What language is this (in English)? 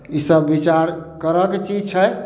Maithili